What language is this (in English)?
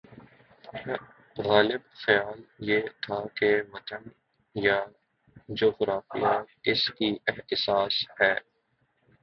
Urdu